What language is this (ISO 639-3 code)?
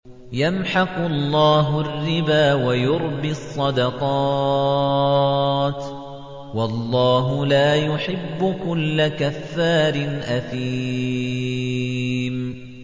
ara